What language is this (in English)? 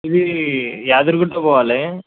Telugu